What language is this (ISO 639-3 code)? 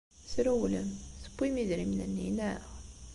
kab